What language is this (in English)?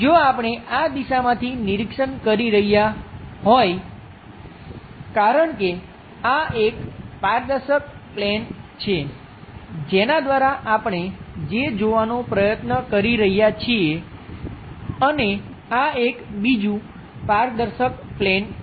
Gujarati